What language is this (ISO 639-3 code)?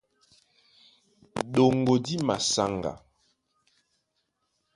dua